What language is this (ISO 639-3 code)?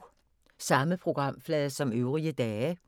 dan